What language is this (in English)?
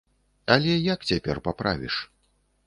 Belarusian